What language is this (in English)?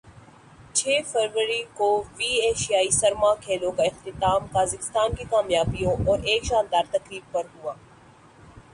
Urdu